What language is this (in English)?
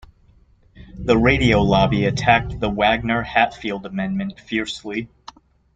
English